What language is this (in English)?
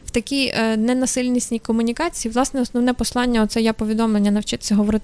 Ukrainian